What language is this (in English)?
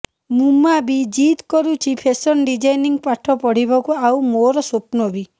Odia